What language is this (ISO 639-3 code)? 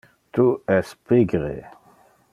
ina